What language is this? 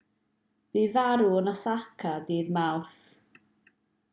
Welsh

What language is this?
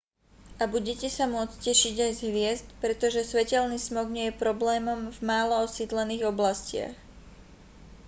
Slovak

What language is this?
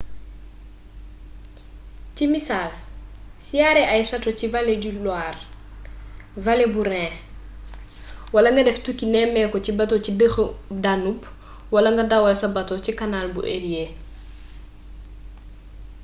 Wolof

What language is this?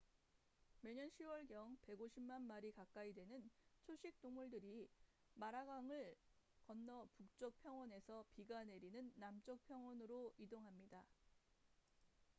Korean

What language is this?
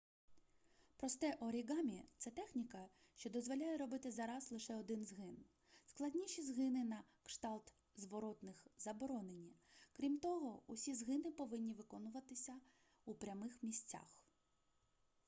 Ukrainian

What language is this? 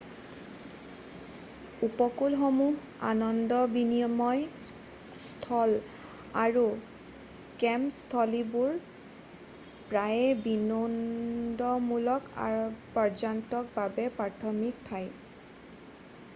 Assamese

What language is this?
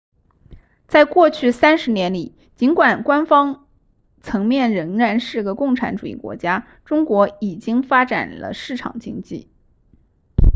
Chinese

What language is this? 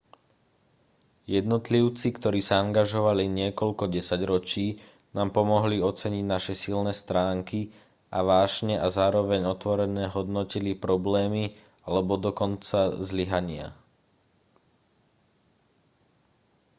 Slovak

